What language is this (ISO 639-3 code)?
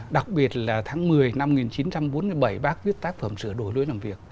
vie